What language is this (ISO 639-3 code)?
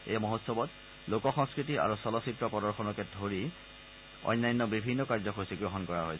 asm